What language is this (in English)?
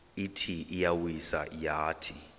Xhosa